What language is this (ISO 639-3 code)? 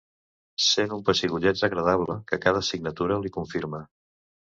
cat